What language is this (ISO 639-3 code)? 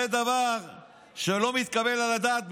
heb